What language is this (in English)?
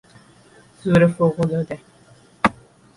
Persian